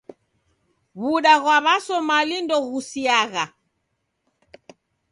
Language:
Taita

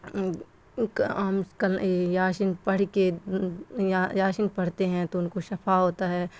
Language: Urdu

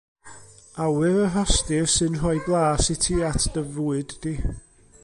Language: Welsh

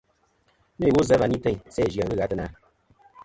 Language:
Kom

